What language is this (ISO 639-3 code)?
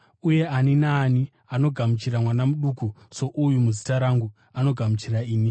sna